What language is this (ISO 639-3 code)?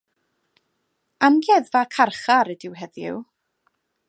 cym